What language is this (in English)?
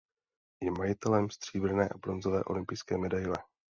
Czech